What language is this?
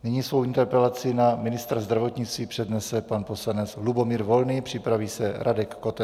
Czech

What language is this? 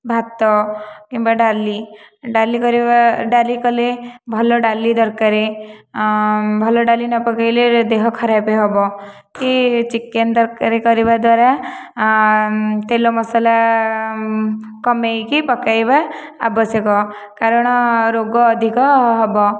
Odia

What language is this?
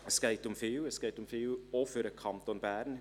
Swiss German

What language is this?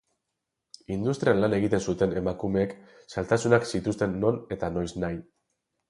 Basque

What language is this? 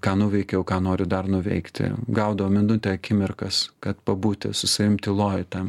Lithuanian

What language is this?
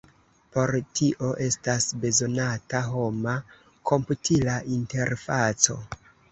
Esperanto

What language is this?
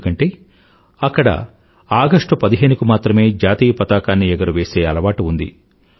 Telugu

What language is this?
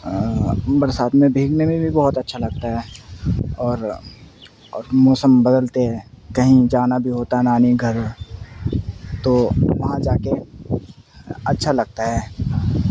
Urdu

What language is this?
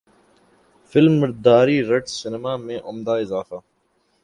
Urdu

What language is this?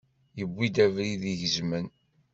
Kabyle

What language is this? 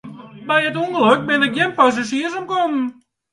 Western Frisian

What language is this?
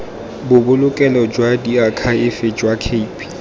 Tswana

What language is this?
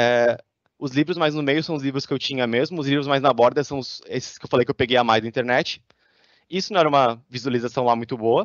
Portuguese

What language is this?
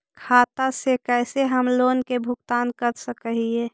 Magahi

